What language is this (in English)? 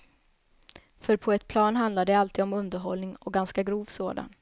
Swedish